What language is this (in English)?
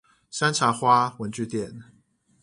Chinese